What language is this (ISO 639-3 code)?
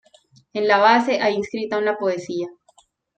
spa